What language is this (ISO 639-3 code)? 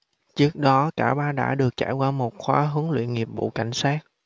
vie